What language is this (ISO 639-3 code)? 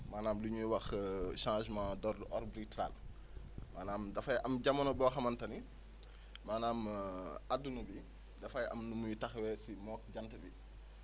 wol